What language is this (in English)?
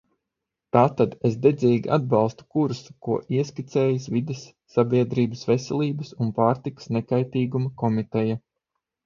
Latvian